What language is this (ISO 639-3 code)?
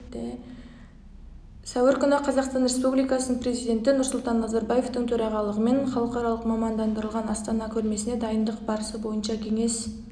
kaz